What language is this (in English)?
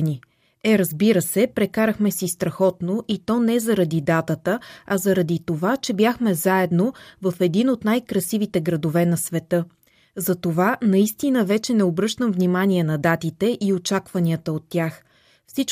Bulgarian